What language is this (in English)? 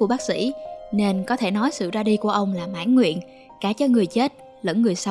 Vietnamese